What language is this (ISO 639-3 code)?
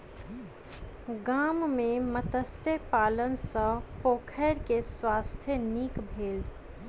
mai